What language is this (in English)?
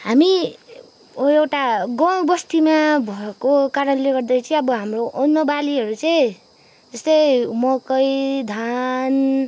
Nepali